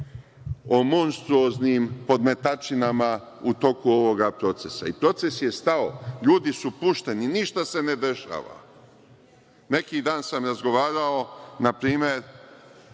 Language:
Serbian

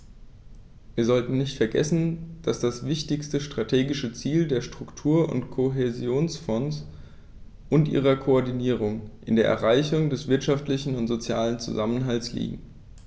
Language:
German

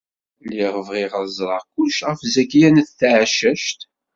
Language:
Kabyle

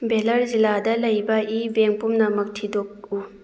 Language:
Manipuri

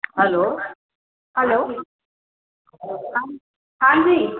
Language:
Sindhi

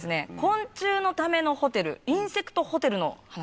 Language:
Japanese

